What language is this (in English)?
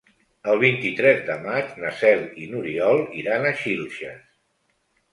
Catalan